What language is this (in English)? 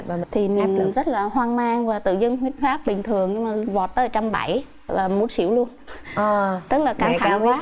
Vietnamese